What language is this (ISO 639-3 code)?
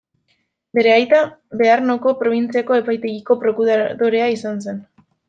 eus